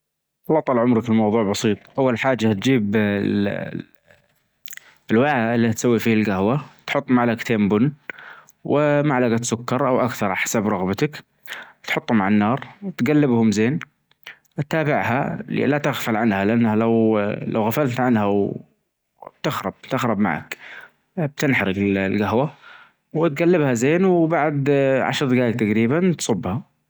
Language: Najdi Arabic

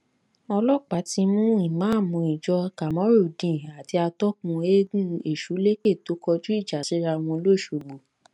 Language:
Yoruba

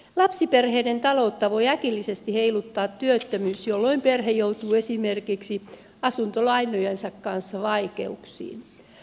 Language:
Finnish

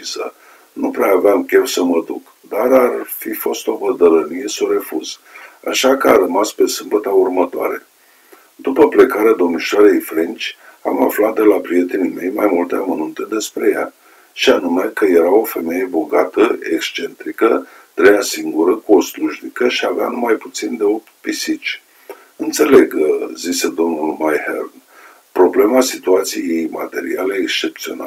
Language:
Romanian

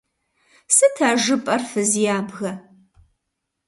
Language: Kabardian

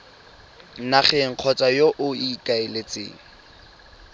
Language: Tswana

